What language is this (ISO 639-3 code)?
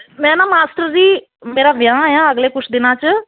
pan